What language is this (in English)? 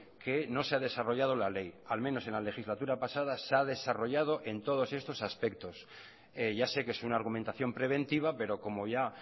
Spanish